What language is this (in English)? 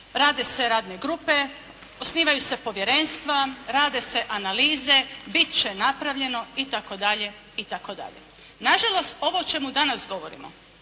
Croatian